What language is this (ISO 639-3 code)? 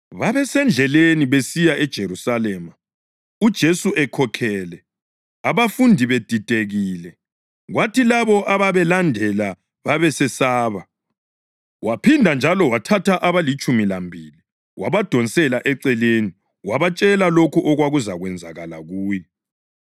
nde